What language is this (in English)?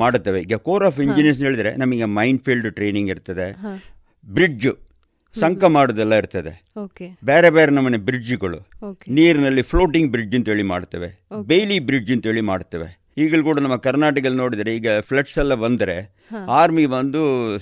Kannada